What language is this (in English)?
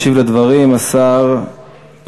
Hebrew